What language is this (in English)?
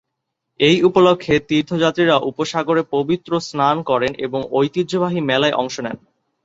Bangla